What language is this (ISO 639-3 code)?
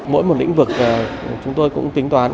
vie